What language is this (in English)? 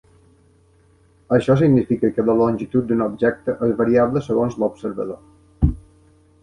Catalan